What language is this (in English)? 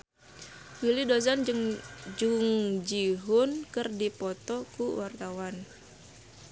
Sundanese